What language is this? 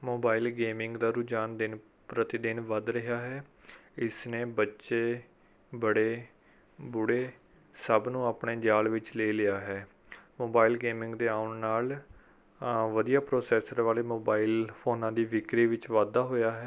Punjabi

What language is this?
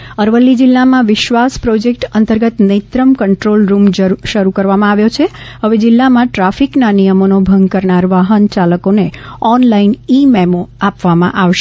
Gujarati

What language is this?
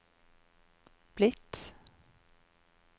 Norwegian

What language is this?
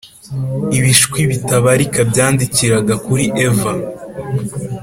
Kinyarwanda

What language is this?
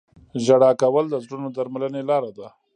Pashto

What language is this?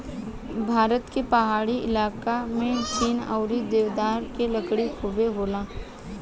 Bhojpuri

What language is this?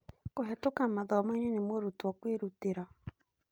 Kikuyu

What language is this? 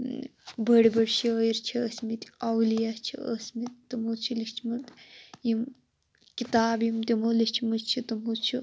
Kashmiri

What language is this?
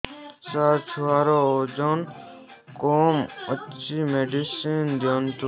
Odia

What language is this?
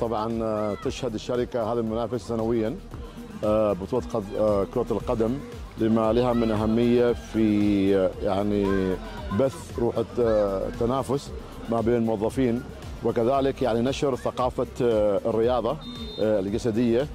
Arabic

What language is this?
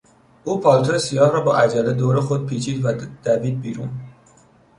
Persian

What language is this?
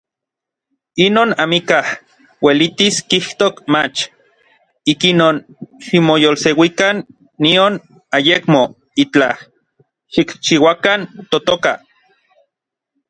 Orizaba Nahuatl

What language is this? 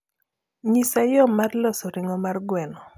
Luo (Kenya and Tanzania)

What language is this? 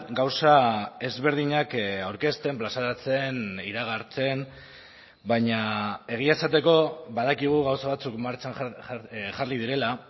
Basque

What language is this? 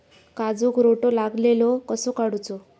Marathi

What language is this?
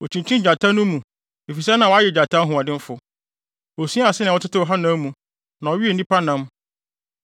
Akan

